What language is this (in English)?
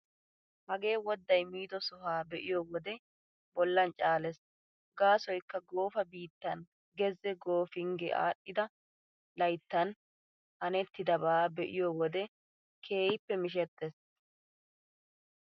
Wolaytta